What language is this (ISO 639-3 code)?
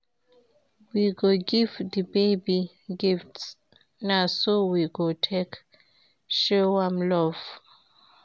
pcm